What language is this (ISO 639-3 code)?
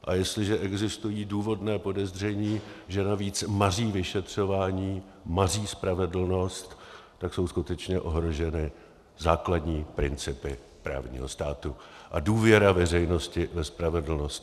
ces